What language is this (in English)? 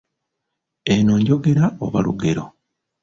Ganda